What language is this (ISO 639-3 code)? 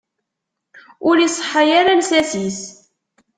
kab